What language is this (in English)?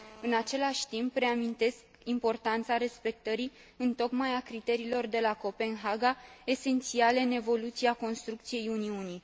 Romanian